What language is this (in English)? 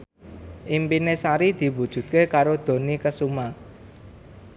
Javanese